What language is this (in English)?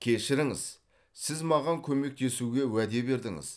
Kazakh